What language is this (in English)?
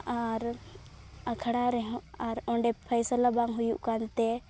Santali